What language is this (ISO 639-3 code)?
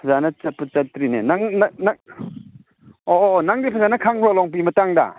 mni